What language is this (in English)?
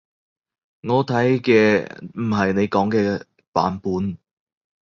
Cantonese